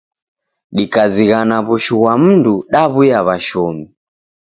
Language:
Taita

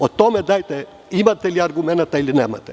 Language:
Serbian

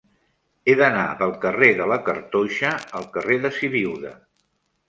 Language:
Catalan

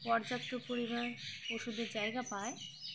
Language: Bangla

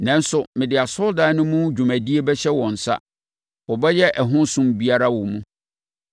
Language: Akan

